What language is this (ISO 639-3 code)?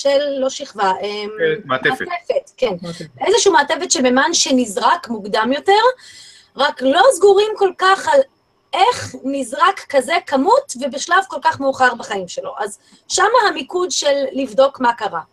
heb